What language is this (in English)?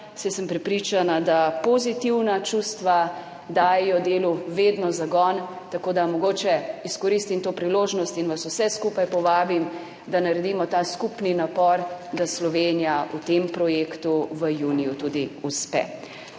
Slovenian